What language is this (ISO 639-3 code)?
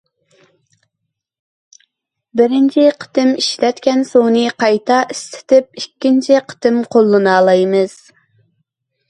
uig